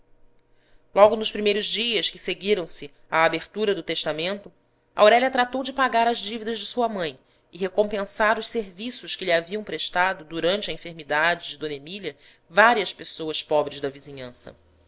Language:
Portuguese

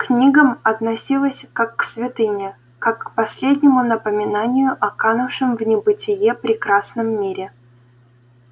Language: Russian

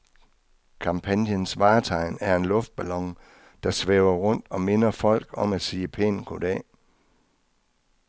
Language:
Danish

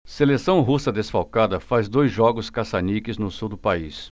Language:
Portuguese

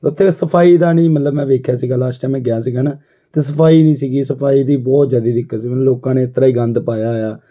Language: Punjabi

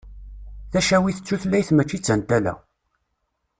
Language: Kabyle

